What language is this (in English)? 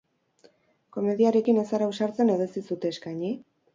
Basque